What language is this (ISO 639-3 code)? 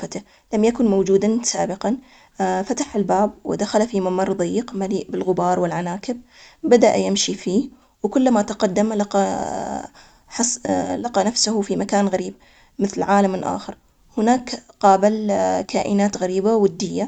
acx